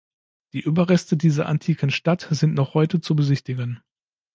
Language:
German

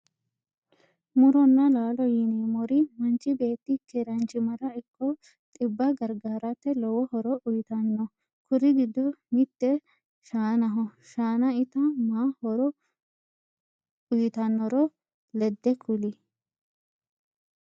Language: Sidamo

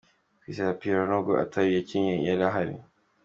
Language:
Kinyarwanda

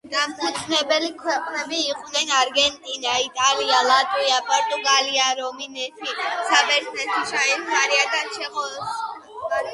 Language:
Georgian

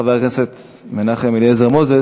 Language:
Hebrew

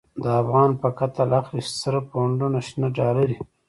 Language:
Pashto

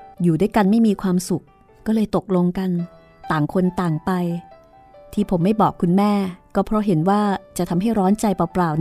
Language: Thai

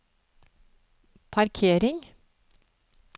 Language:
Norwegian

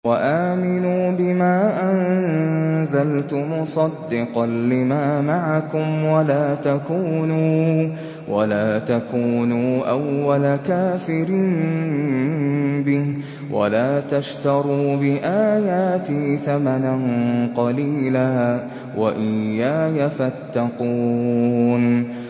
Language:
Arabic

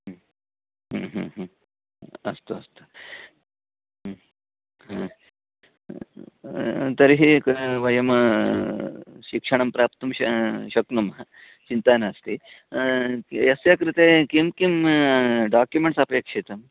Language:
Sanskrit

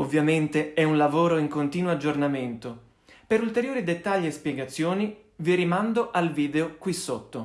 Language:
Italian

